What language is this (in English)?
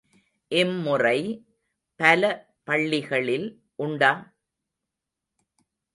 Tamil